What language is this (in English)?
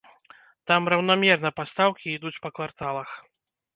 Belarusian